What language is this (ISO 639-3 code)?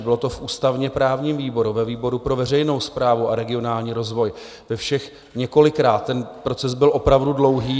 ces